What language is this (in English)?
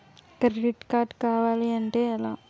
Telugu